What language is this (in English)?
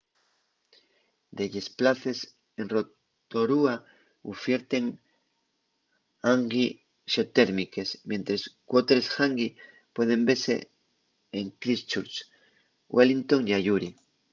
Asturian